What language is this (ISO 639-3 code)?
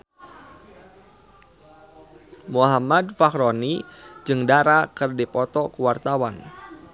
sun